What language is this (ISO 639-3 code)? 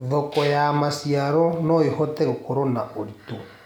kik